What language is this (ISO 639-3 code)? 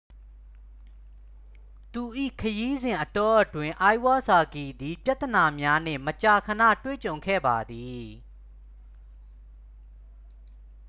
mya